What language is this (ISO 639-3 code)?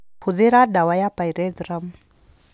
kik